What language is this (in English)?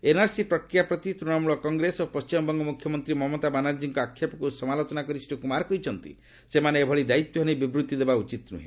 Odia